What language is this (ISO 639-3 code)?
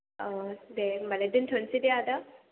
brx